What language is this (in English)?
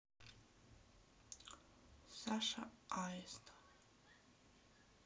Russian